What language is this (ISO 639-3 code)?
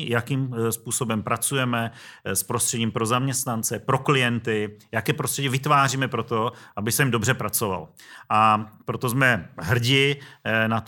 ces